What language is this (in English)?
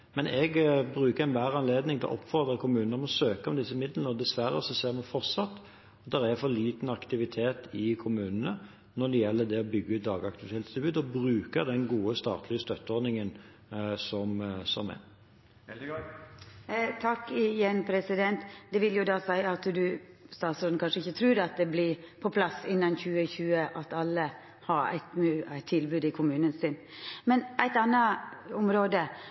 Norwegian